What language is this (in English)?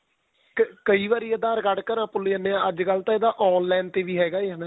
Punjabi